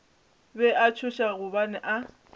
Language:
Northern Sotho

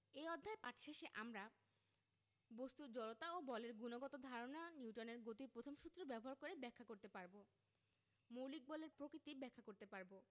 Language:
Bangla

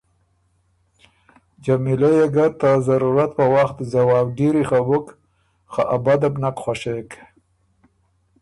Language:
Ormuri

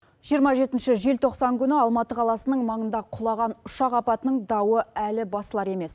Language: Kazakh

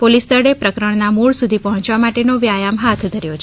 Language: Gujarati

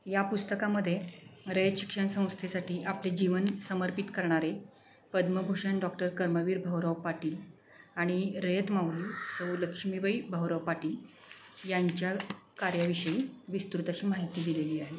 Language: Marathi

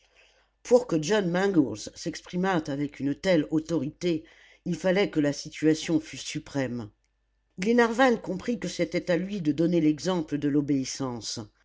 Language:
French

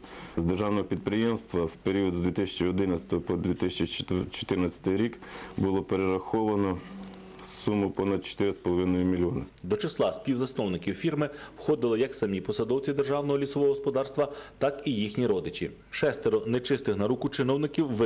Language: Ukrainian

